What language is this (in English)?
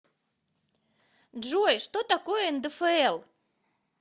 Russian